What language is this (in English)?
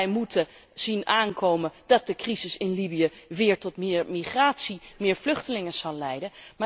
Dutch